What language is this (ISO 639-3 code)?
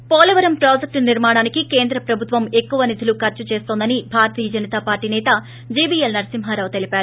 tel